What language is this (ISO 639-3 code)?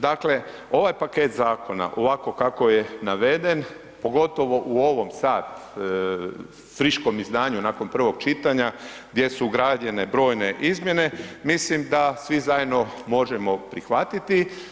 hrv